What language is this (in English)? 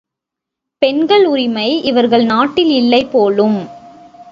Tamil